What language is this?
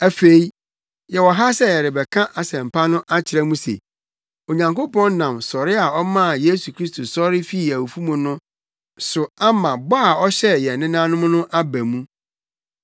Akan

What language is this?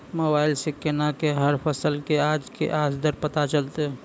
Maithili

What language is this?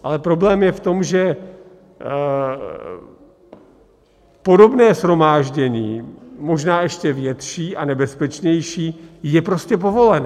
Czech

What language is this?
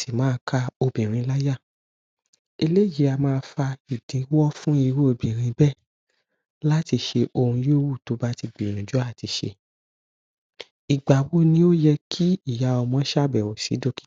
Yoruba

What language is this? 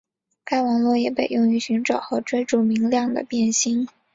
Chinese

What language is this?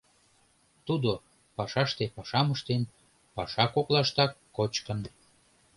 Mari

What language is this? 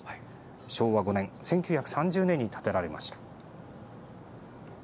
Japanese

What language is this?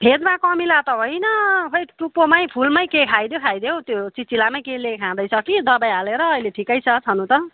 Nepali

